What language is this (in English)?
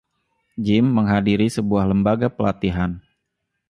Indonesian